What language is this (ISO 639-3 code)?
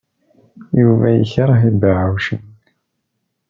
kab